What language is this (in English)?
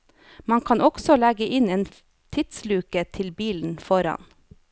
Norwegian